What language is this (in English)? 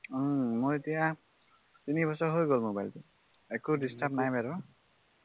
Assamese